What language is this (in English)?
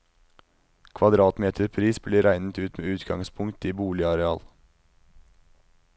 Norwegian